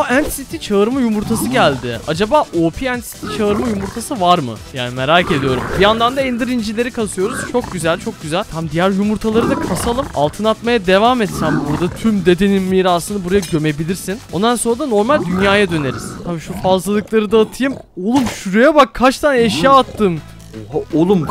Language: Turkish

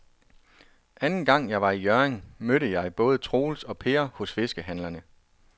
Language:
Danish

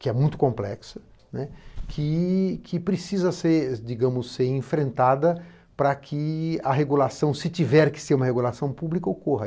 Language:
Portuguese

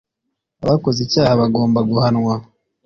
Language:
Kinyarwanda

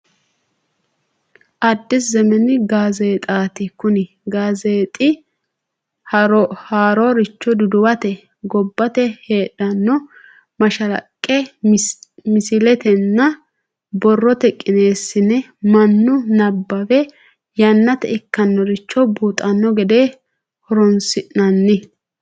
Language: Sidamo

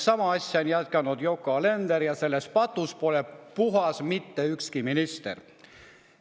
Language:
Estonian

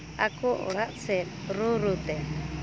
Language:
Santali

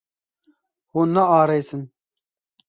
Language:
Kurdish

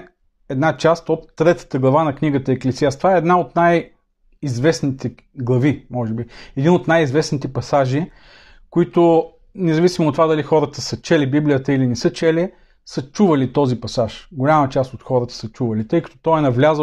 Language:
Bulgarian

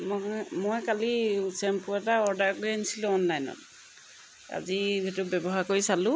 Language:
Assamese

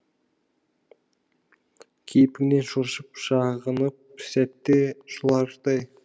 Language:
Kazakh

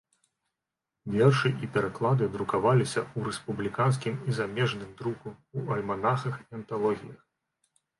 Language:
Belarusian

